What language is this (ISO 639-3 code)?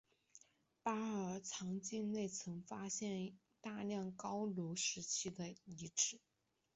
zho